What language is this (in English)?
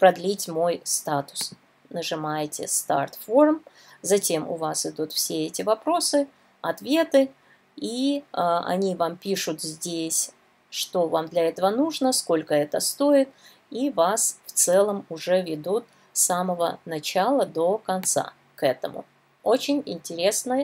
Russian